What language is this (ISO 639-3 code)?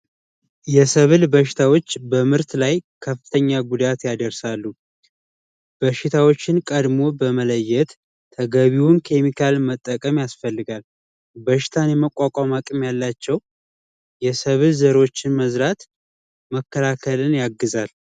amh